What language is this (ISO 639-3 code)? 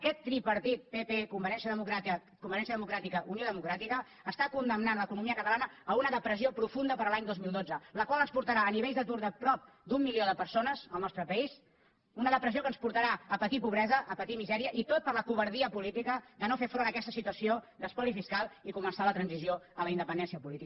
cat